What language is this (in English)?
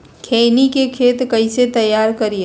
Magahi